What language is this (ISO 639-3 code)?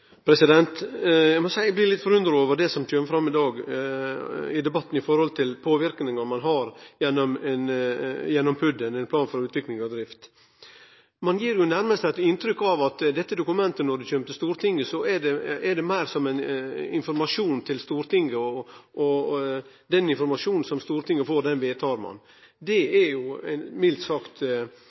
nor